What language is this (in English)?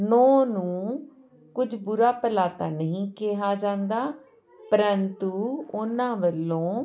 Punjabi